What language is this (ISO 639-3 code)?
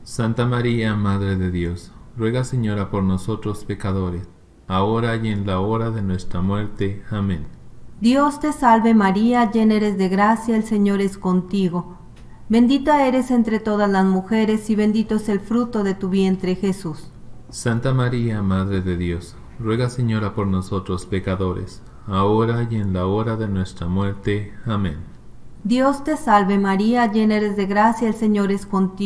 spa